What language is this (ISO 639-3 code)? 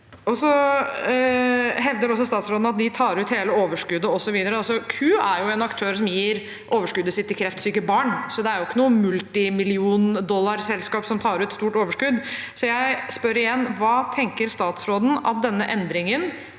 nor